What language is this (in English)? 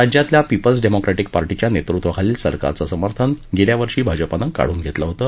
Marathi